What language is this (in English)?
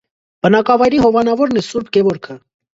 Armenian